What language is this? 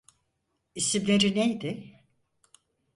Turkish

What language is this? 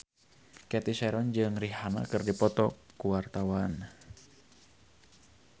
Sundanese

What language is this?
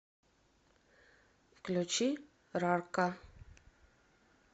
Russian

